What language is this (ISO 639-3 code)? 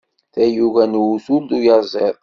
kab